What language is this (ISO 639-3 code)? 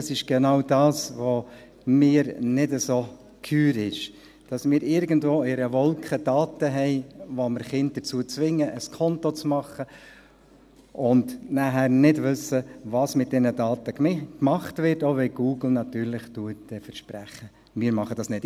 gsw